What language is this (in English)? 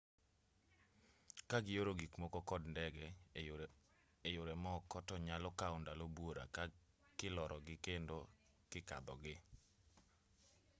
Luo (Kenya and Tanzania)